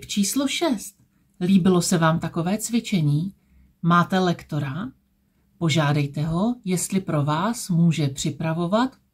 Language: Czech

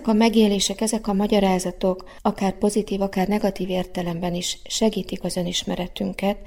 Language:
Hungarian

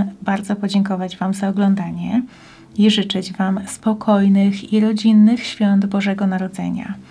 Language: Polish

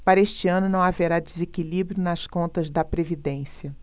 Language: Portuguese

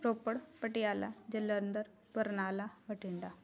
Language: Punjabi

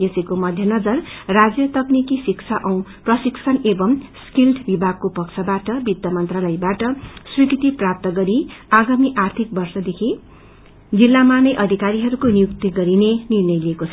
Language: Nepali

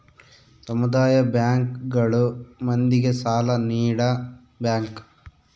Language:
Kannada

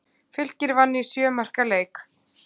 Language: Icelandic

